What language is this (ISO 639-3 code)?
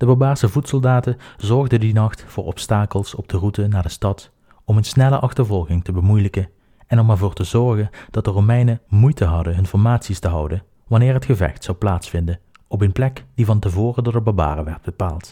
nld